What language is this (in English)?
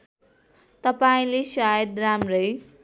Nepali